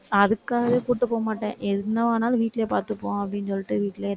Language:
Tamil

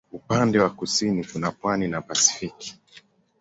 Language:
Swahili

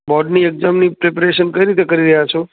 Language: Gujarati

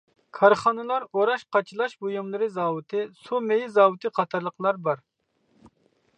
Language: Uyghur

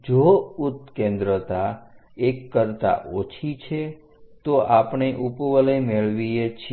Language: Gujarati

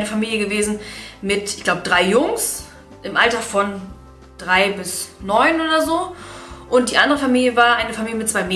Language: German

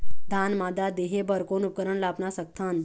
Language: Chhattisgarhi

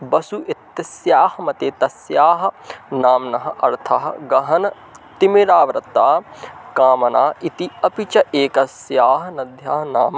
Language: Sanskrit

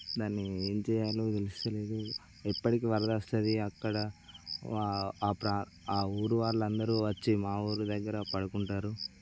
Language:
Telugu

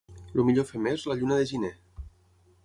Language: Catalan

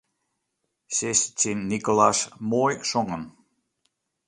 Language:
Western Frisian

